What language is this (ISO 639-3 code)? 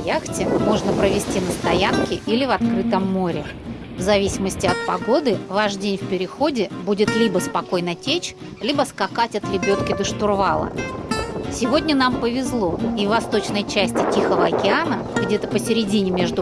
rus